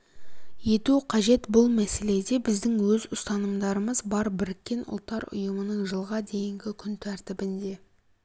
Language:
Kazakh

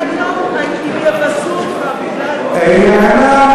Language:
Hebrew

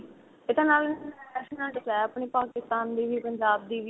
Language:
Punjabi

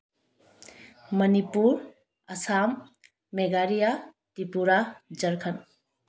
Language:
Manipuri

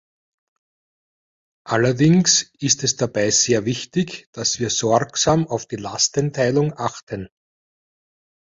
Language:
German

